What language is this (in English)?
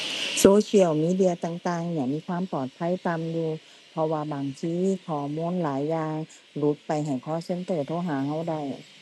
Thai